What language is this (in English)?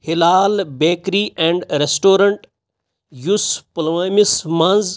Kashmiri